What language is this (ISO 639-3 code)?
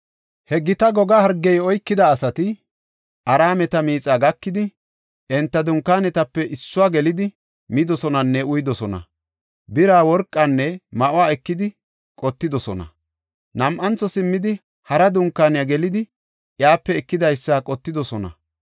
gof